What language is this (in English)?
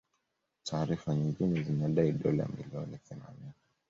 Swahili